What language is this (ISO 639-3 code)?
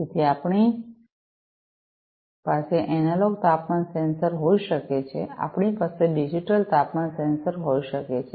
guj